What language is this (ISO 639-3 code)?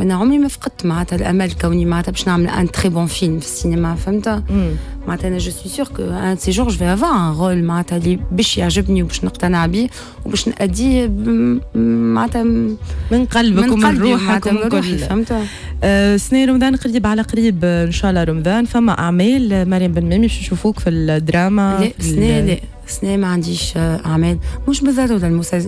ara